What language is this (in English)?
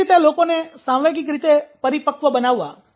Gujarati